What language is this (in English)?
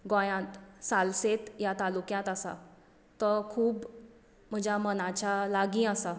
Konkani